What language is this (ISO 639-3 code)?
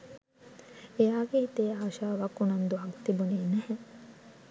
sin